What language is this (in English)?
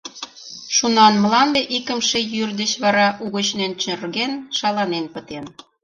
Mari